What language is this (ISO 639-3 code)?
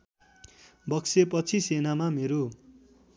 nep